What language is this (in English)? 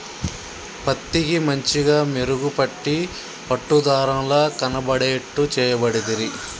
Telugu